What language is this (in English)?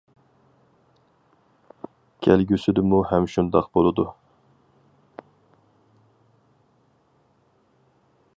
Uyghur